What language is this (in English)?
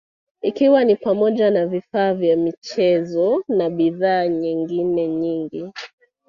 Swahili